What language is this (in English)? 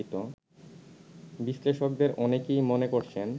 Bangla